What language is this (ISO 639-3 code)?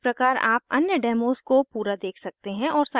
hin